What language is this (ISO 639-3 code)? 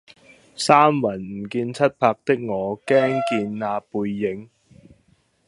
yue